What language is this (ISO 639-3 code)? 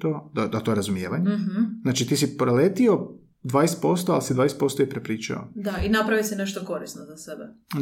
hrv